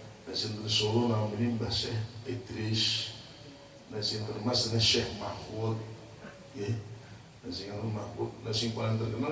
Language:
Indonesian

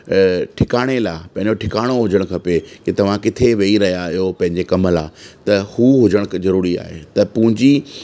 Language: Sindhi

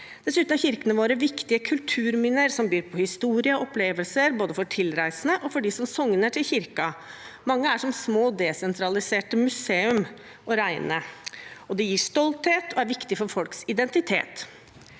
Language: Norwegian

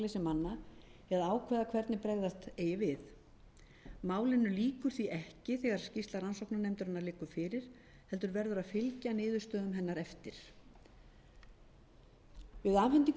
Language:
Icelandic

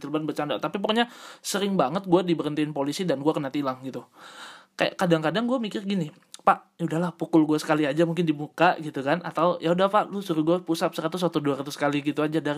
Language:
Indonesian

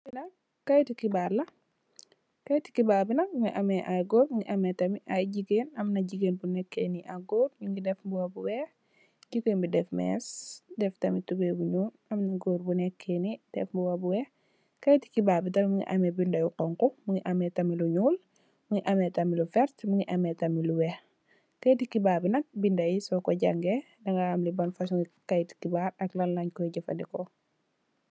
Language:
Wolof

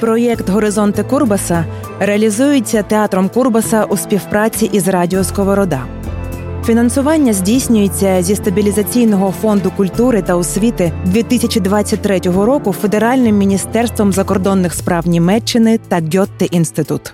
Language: Ukrainian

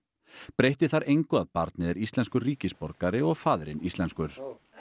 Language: Icelandic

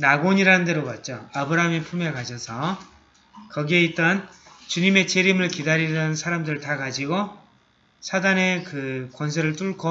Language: Korean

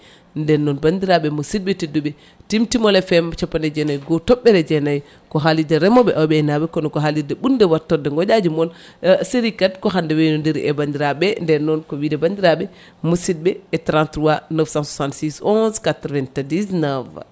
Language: Fula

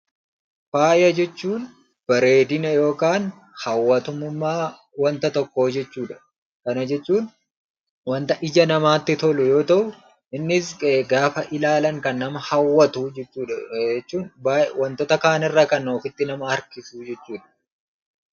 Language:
Oromo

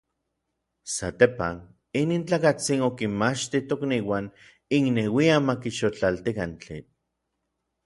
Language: Orizaba Nahuatl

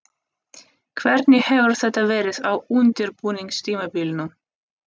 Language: Icelandic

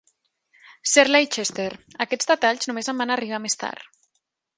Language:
Catalan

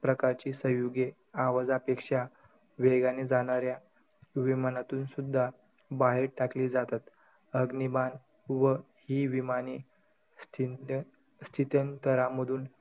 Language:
Marathi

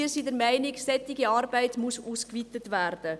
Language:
Swiss German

